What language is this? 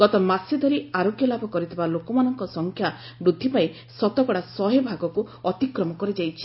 Odia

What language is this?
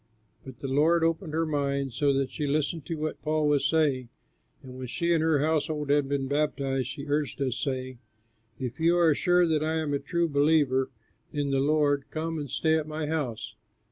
English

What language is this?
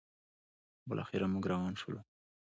Pashto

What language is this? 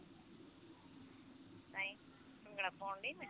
Punjabi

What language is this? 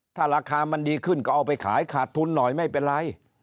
Thai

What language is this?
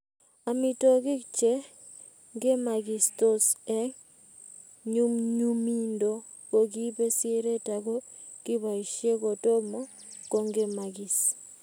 Kalenjin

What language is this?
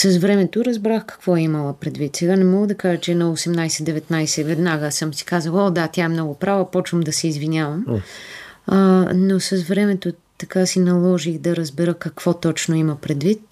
Bulgarian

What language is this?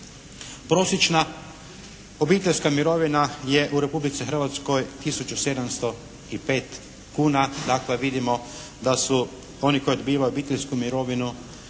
Croatian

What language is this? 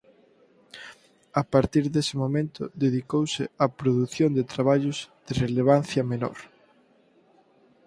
Galician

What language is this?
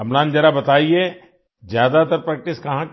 Hindi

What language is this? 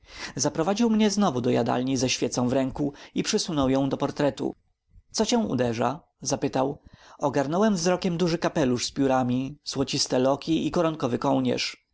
Polish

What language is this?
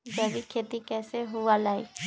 Magahi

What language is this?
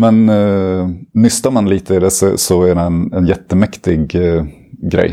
Swedish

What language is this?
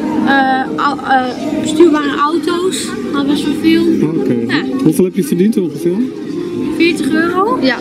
Dutch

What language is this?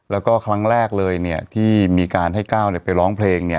Thai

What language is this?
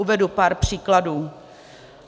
Czech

